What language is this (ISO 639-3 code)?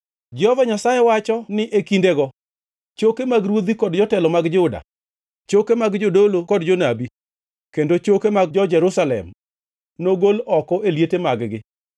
luo